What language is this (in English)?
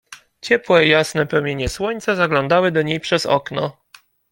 Polish